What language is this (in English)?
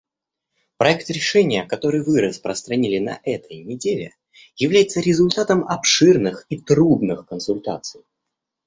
Russian